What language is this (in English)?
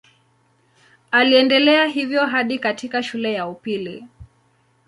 Swahili